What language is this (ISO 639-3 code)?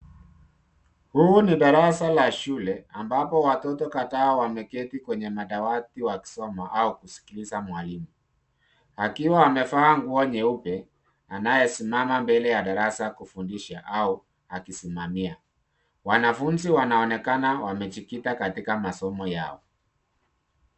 swa